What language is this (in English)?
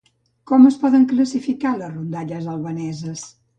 Catalan